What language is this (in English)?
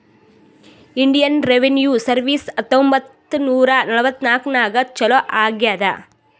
Kannada